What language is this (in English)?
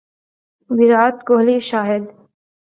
Urdu